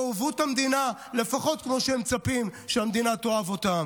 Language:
Hebrew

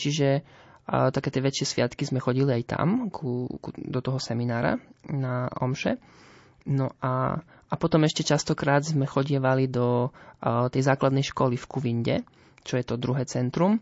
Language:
Slovak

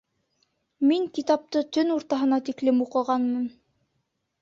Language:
Bashkir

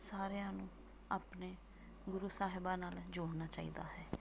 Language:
Punjabi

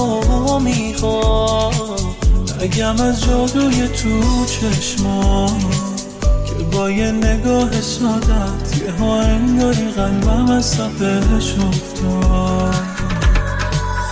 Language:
Persian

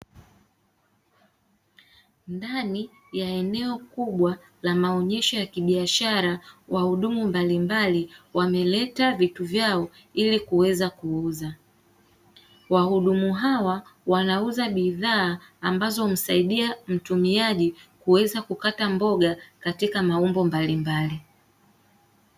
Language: Swahili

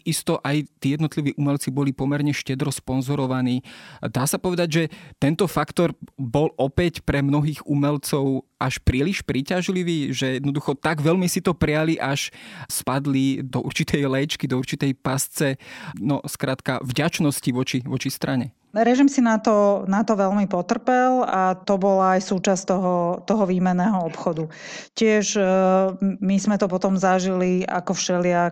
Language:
Slovak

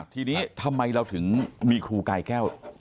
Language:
Thai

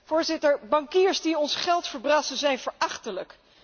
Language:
Dutch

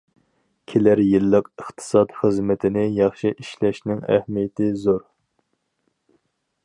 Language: Uyghur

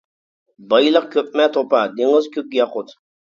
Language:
Uyghur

